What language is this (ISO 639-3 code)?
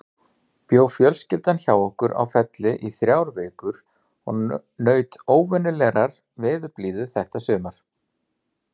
isl